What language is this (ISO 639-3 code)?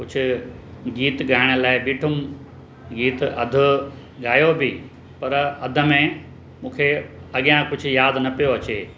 snd